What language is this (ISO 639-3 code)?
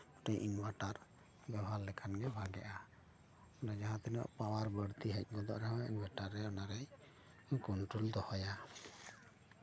sat